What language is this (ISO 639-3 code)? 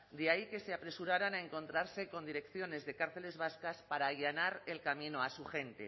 spa